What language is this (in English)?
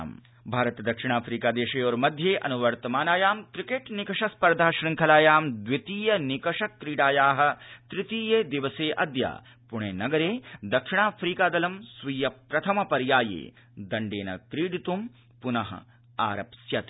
Sanskrit